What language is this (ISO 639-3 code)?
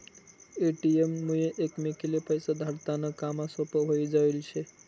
mar